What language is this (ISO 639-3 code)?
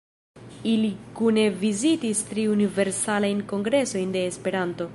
epo